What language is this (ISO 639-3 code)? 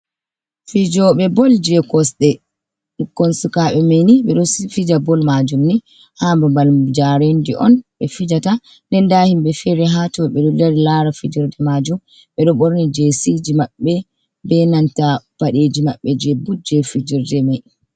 ful